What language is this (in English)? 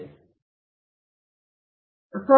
Kannada